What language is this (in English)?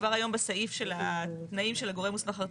Hebrew